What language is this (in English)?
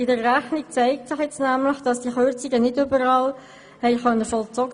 Swiss German